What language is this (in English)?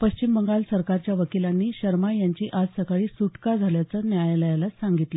Marathi